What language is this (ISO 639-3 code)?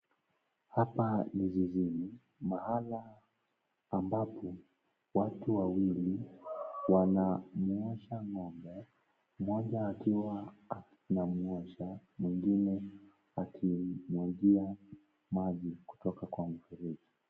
swa